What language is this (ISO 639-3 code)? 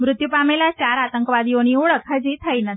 guj